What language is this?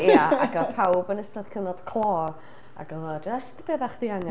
Welsh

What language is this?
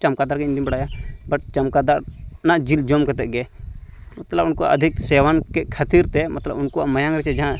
Santali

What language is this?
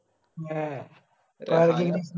Malayalam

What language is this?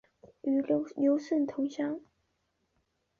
Chinese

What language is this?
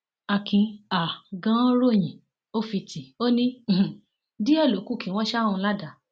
Yoruba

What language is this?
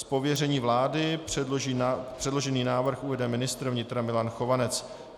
Czech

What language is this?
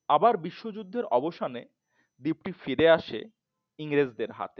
Bangla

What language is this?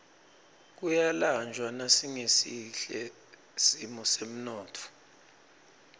Swati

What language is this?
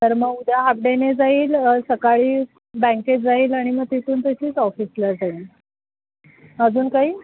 Marathi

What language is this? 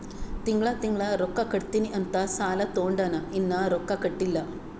Kannada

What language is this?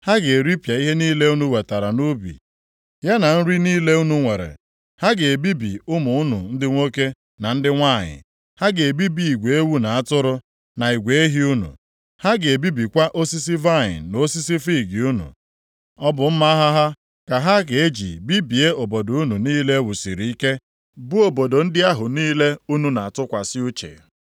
Igbo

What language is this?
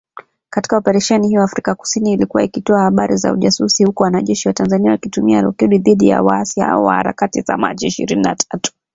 Swahili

